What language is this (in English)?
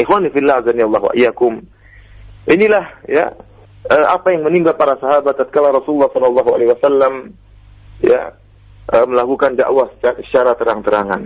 Malay